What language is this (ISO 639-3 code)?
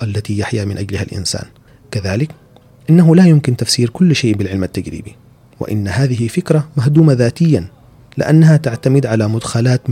ara